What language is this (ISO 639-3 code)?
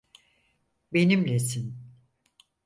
tur